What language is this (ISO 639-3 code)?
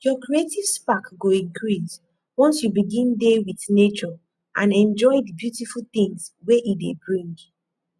pcm